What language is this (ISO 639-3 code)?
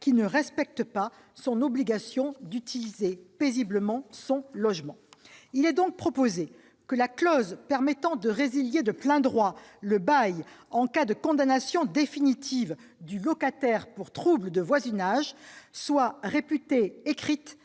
fra